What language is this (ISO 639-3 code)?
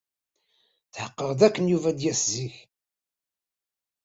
kab